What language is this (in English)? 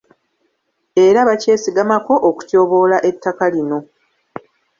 Ganda